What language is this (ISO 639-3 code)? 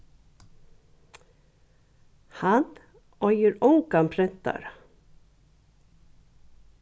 fao